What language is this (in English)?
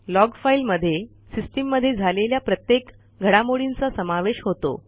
Marathi